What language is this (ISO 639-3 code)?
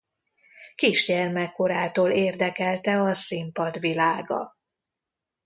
hun